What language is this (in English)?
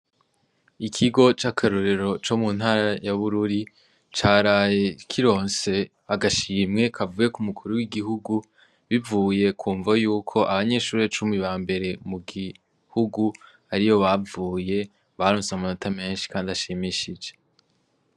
Rundi